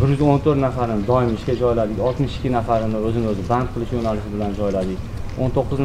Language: Turkish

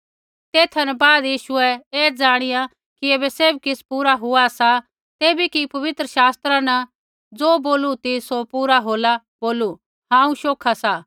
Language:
Kullu Pahari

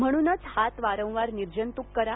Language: Marathi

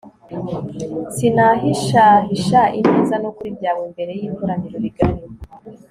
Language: Kinyarwanda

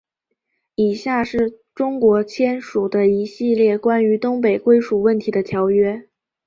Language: Chinese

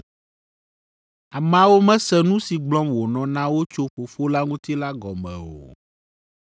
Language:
Ewe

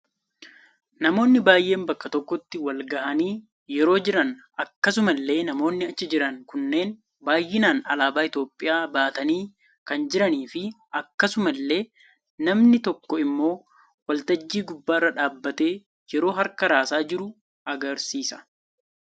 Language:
Oromo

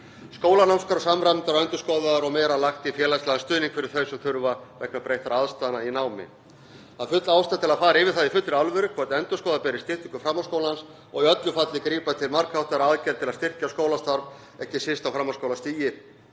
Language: Icelandic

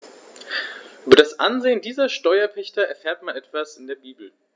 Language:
German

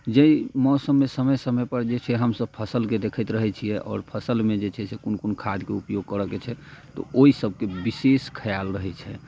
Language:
Maithili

